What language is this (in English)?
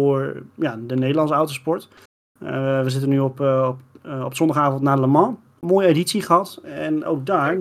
Dutch